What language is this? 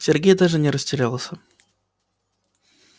Russian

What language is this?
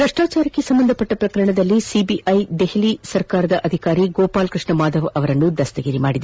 Kannada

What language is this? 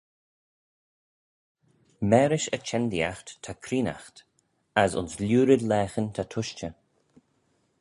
Manx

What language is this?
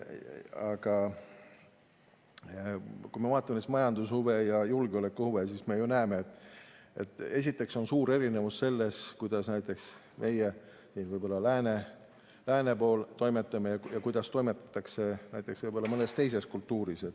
Estonian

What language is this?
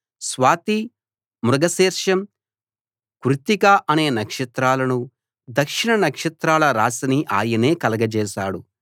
Telugu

